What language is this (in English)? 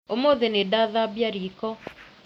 Kikuyu